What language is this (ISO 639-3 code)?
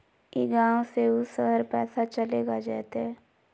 mag